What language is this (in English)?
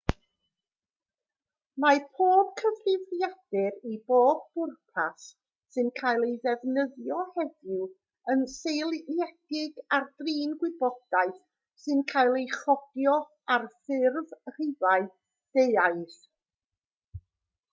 Welsh